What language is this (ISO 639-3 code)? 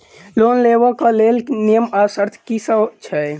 mai